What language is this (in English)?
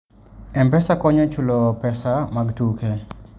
Luo (Kenya and Tanzania)